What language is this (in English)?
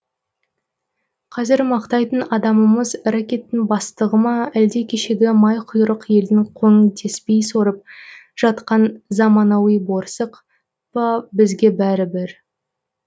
Kazakh